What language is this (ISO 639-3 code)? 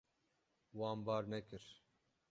kur